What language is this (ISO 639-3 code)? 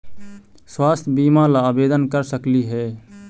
mag